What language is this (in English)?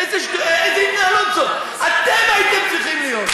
Hebrew